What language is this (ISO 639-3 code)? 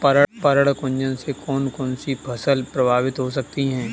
hin